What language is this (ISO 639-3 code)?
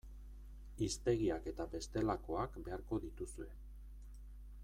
eus